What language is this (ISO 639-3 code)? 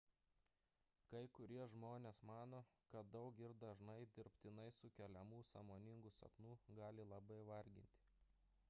lit